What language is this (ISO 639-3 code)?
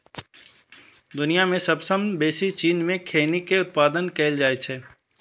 mai